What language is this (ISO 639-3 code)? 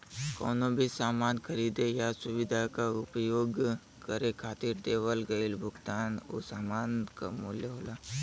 bho